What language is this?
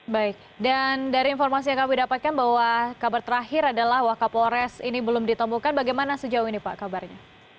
Indonesian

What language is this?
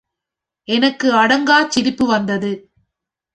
Tamil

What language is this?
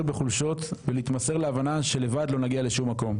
Hebrew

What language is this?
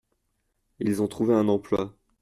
French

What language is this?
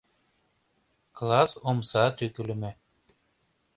Mari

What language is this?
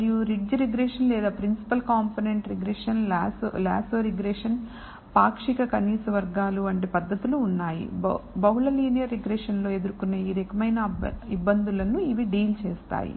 Telugu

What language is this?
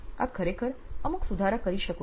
Gujarati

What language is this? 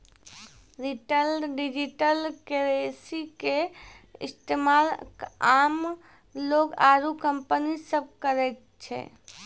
Maithili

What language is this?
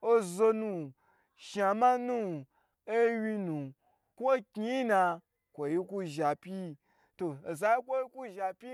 Gbagyi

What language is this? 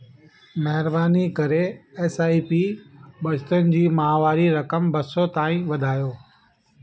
Sindhi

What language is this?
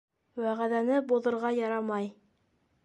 Bashkir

